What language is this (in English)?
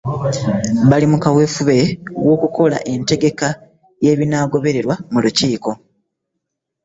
Ganda